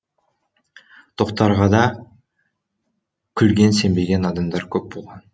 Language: Kazakh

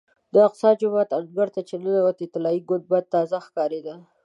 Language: Pashto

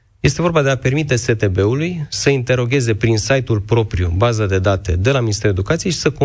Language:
Romanian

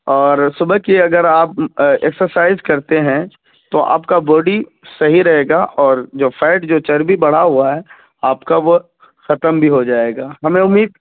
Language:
Urdu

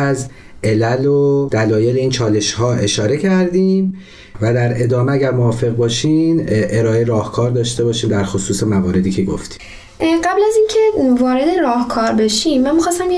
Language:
Persian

